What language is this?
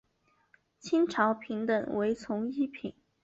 Chinese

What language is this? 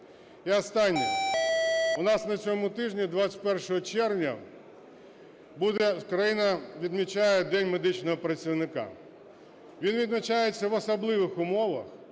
Ukrainian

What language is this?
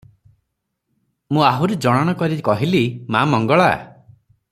Odia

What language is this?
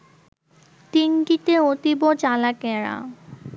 Bangla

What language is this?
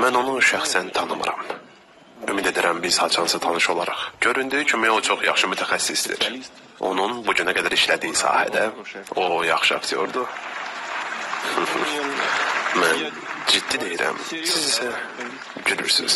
Turkish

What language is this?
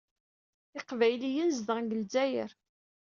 Kabyle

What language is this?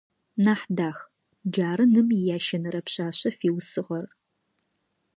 Adyghe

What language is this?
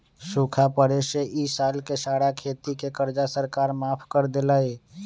Magahi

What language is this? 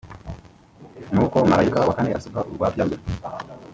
Kinyarwanda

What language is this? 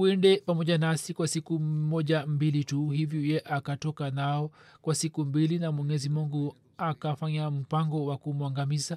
Swahili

